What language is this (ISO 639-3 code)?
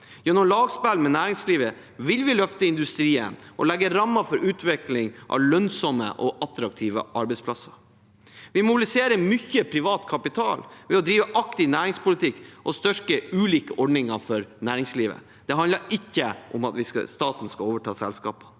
nor